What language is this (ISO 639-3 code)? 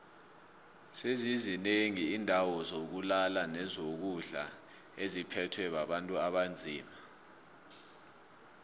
nbl